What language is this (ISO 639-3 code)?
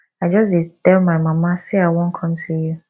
pcm